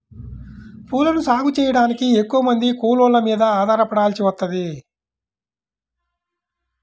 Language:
Telugu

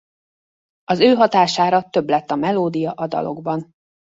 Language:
Hungarian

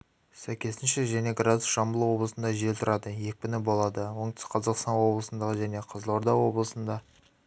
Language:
Kazakh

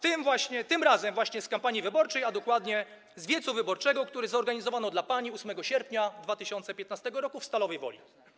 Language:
Polish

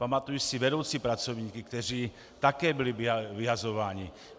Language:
Czech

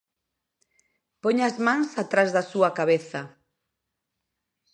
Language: Galician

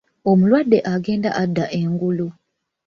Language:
Ganda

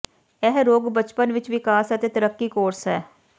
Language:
Punjabi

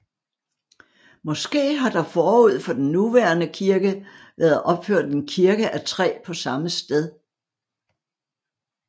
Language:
Danish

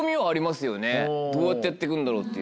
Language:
Japanese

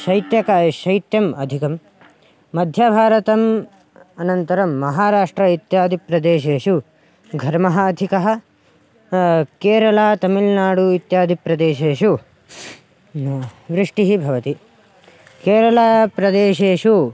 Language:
Sanskrit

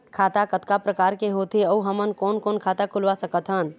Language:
Chhattisgarhi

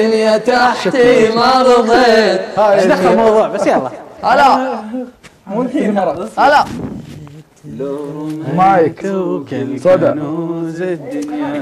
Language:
Arabic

